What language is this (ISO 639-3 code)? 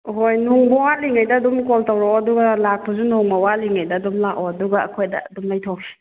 mni